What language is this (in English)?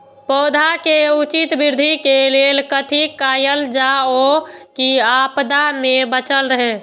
Maithili